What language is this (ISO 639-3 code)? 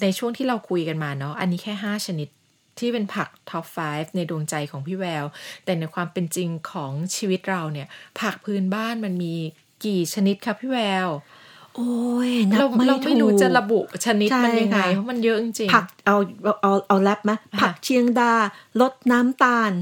tha